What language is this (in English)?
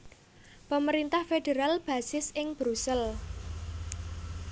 Javanese